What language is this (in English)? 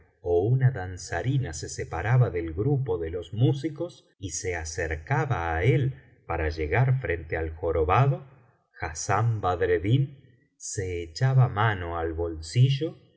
Spanish